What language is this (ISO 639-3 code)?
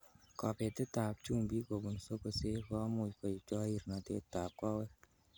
kln